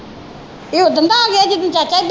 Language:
Punjabi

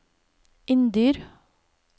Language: Norwegian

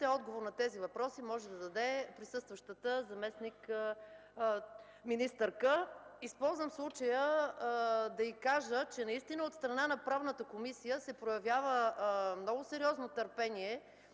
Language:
Bulgarian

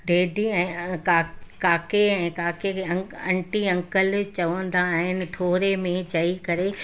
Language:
Sindhi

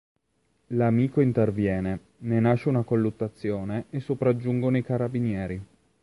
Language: Italian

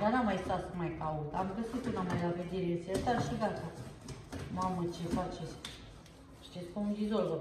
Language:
Romanian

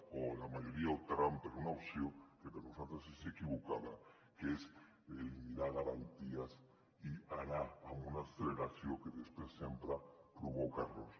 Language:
Catalan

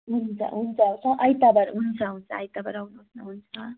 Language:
Nepali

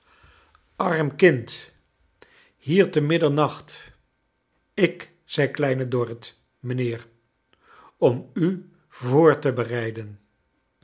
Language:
Dutch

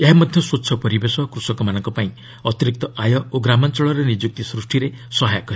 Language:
Odia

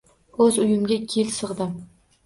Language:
Uzbek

